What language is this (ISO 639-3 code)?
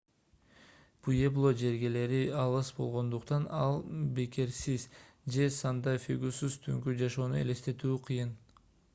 kir